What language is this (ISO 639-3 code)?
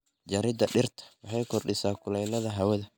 som